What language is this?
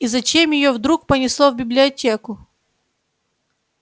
Russian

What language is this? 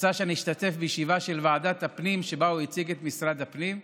Hebrew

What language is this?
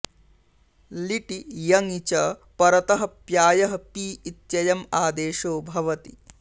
Sanskrit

